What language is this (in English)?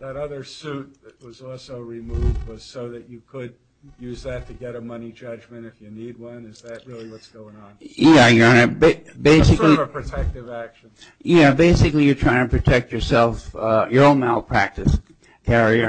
English